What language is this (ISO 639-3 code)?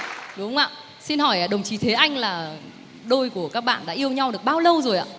vie